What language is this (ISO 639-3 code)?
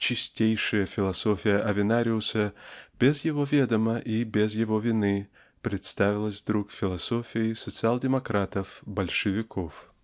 rus